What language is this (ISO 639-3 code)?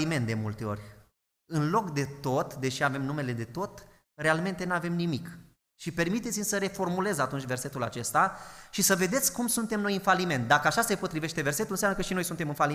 ron